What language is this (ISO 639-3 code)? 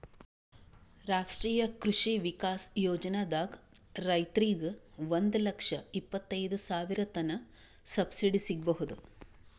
kan